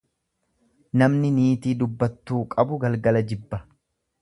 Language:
Oromo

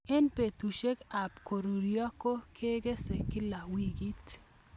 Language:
Kalenjin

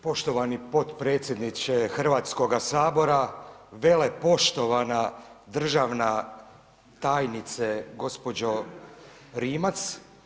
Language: Croatian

